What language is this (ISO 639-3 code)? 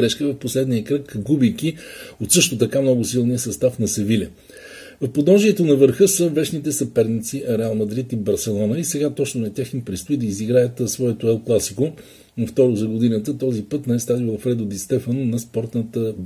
bul